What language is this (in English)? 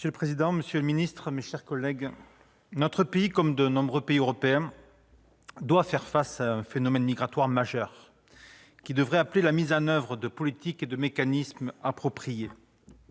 French